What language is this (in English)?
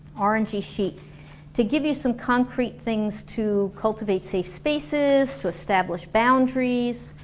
English